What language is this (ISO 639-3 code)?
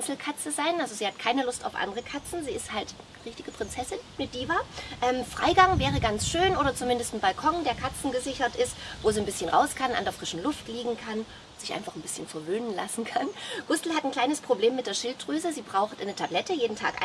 deu